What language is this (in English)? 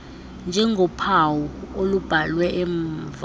Xhosa